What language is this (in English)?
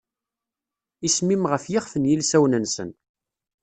Kabyle